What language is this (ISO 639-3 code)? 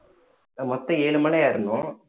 tam